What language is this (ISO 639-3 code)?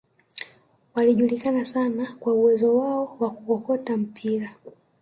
swa